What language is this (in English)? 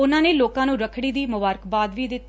Punjabi